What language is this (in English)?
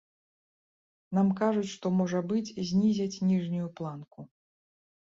Belarusian